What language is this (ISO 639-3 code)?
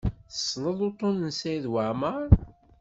kab